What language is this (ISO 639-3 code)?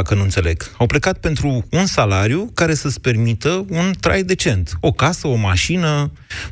ron